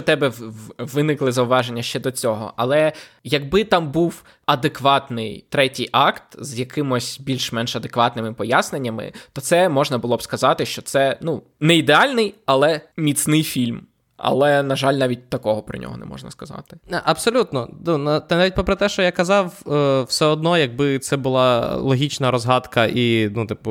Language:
Ukrainian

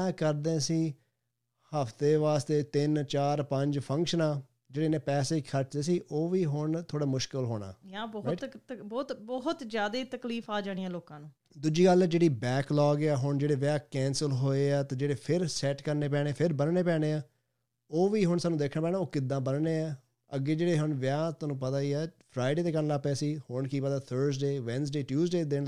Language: Punjabi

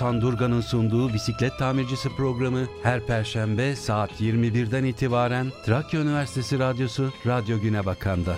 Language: Turkish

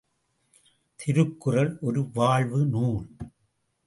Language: Tamil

